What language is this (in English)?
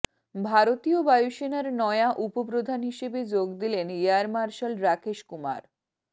Bangla